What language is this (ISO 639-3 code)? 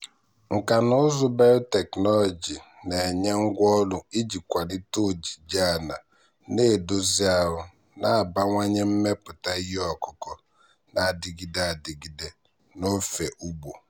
ibo